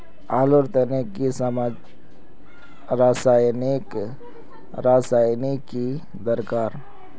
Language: Magahi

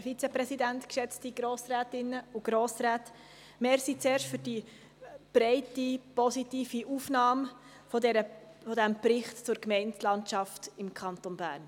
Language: Swiss German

